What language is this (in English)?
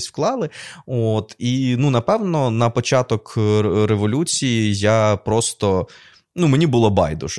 Ukrainian